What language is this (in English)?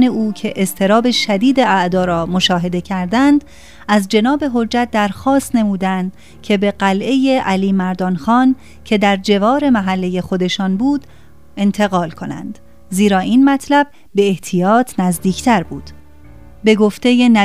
Persian